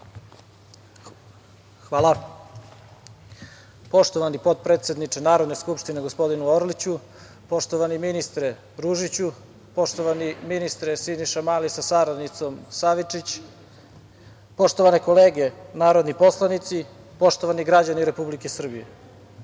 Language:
Serbian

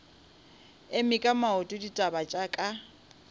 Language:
Northern Sotho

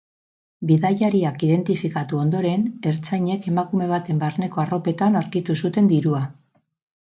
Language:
Basque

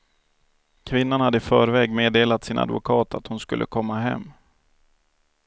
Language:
Swedish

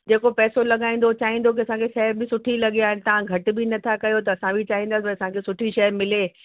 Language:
Sindhi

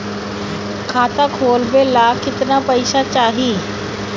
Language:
Bhojpuri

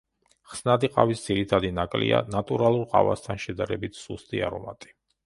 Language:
Georgian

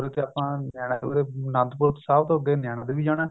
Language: Punjabi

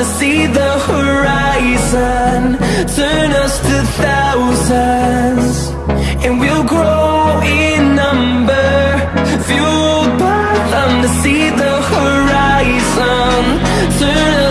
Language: English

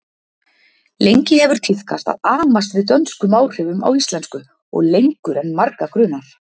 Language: Icelandic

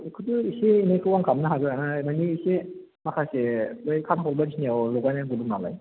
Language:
Bodo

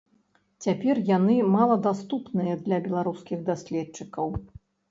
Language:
Belarusian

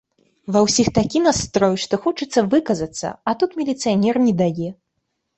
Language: Belarusian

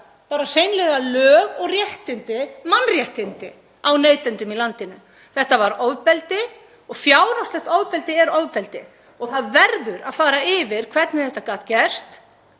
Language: Icelandic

